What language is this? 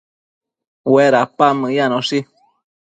Matsés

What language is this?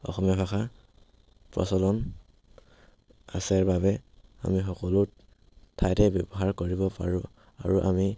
Assamese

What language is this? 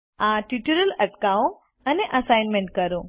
Gujarati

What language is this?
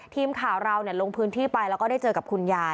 Thai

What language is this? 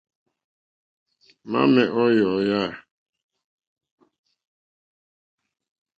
Mokpwe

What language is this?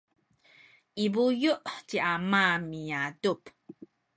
Sakizaya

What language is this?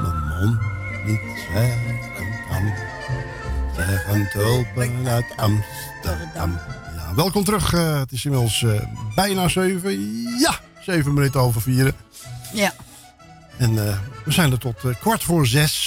Dutch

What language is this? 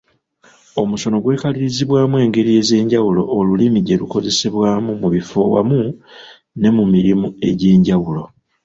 Ganda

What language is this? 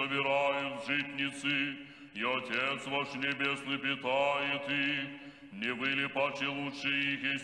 Russian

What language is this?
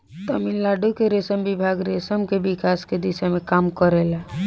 Bhojpuri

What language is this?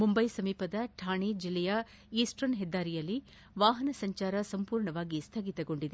Kannada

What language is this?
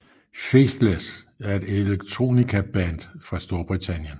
Danish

